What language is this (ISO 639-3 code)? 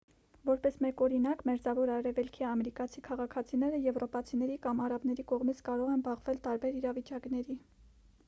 hye